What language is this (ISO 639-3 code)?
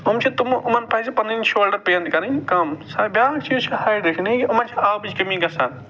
kas